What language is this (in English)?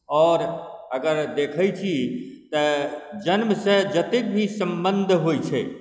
Maithili